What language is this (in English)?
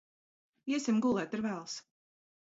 Latvian